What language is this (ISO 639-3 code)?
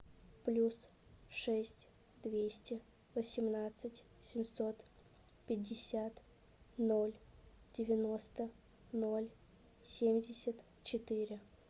rus